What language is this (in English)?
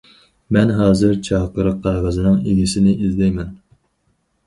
Uyghur